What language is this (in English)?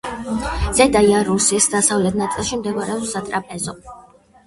Georgian